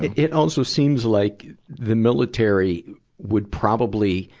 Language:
English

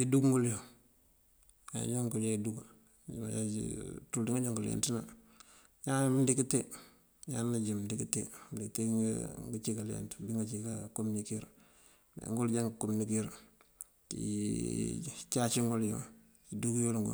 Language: Mandjak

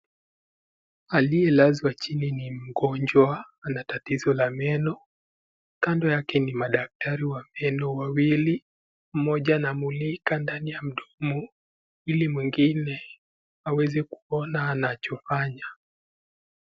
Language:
Swahili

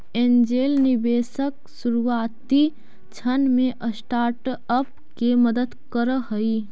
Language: Magahi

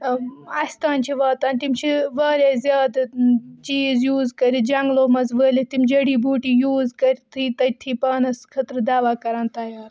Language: Kashmiri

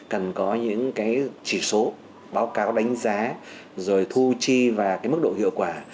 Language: Vietnamese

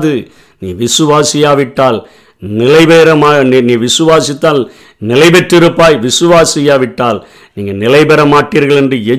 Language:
Tamil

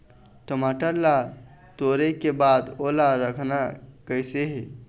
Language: Chhattisgarhi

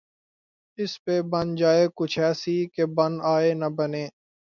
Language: Urdu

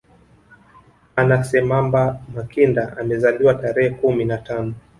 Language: Swahili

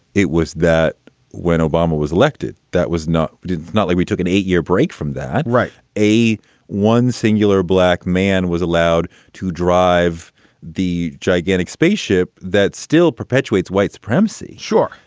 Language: English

